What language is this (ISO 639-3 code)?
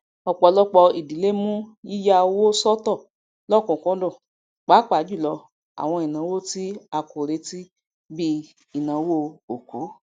yor